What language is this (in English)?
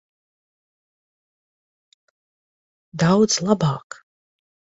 Latvian